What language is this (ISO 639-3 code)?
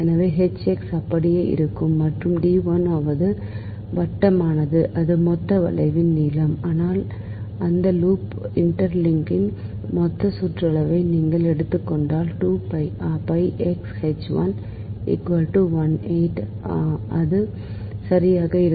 tam